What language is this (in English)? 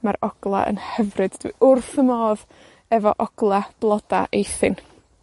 Welsh